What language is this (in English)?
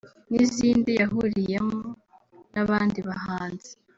Kinyarwanda